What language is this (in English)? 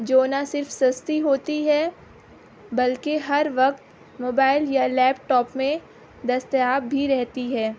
Urdu